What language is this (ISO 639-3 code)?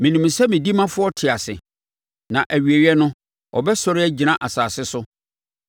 aka